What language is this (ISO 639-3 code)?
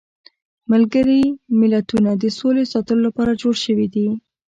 pus